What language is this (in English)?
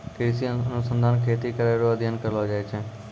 Maithili